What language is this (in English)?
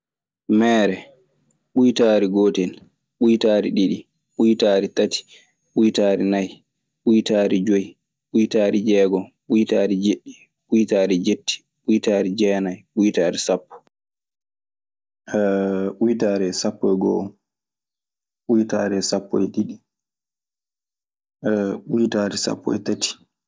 Maasina Fulfulde